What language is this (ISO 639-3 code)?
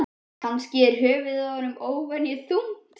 isl